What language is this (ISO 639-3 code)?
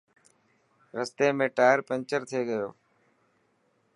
mki